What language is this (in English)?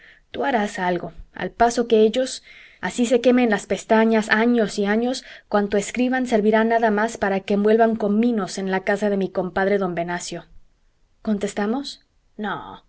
Spanish